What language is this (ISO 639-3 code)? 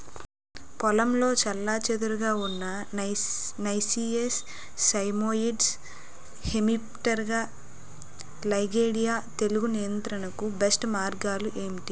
tel